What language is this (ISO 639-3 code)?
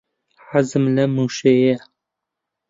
ckb